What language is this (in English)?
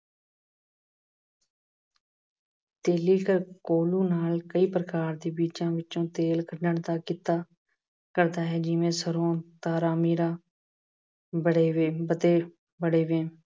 Punjabi